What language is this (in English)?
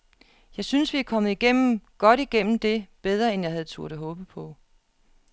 Danish